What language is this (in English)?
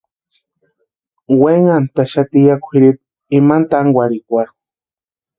Western Highland Purepecha